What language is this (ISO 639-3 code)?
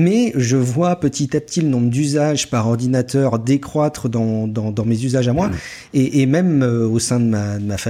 fra